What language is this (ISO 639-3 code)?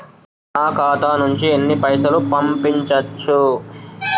tel